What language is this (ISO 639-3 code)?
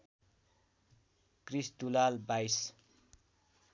nep